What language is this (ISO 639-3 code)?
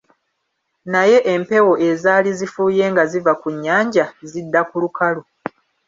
lug